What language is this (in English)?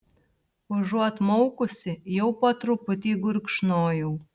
Lithuanian